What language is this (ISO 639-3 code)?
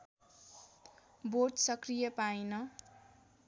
nep